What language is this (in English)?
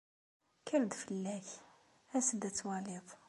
Kabyle